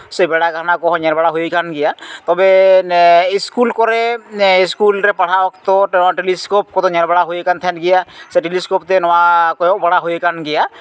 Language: Santali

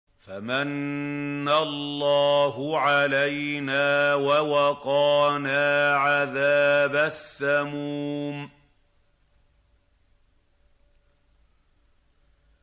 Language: Arabic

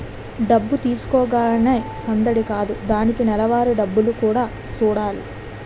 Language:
Telugu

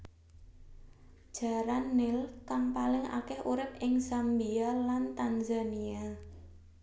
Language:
Javanese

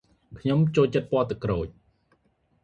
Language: Khmer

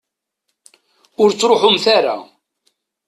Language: Kabyle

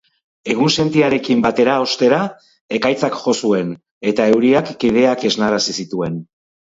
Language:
Basque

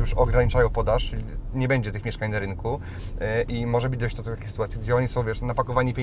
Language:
Polish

